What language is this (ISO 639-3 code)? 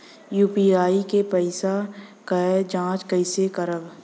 bho